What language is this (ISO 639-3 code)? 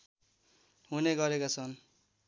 nep